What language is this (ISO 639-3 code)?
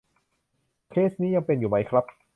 tha